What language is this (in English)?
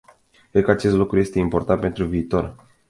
Romanian